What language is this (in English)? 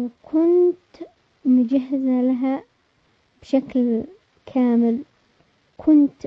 Omani Arabic